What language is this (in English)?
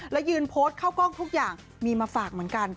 Thai